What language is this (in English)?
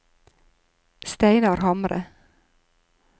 Norwegian